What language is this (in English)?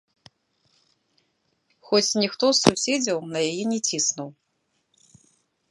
Belarusian